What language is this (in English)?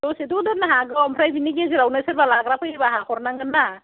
Bodo